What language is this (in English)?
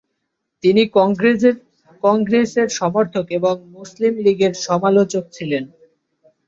Bangla